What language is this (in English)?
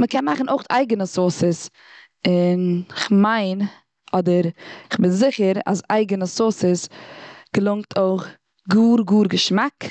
Yiddish